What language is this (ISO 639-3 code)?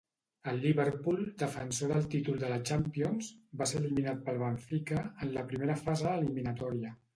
cat